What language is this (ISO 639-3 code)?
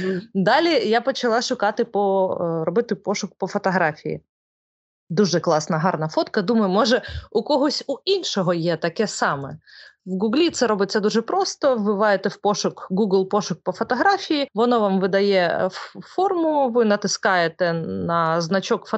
ukr